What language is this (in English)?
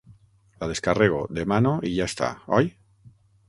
Catalan